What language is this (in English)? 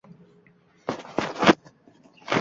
Uzbek